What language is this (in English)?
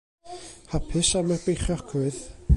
Welsh